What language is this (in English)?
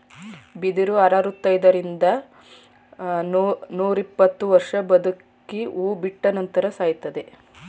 Kannada